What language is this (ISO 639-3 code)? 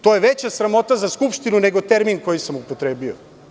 srp